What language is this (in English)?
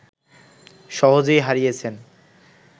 Bangla